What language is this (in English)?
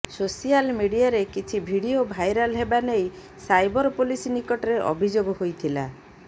Odia